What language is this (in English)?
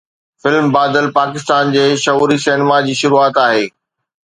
Sindhi